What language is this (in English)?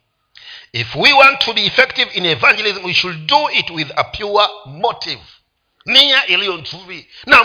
Swahili